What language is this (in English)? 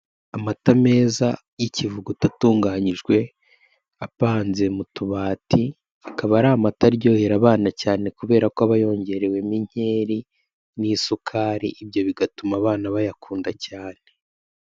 Kinyarwanda